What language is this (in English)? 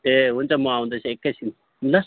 Nepali